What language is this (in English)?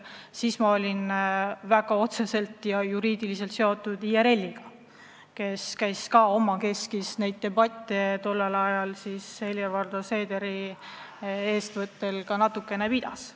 Estonian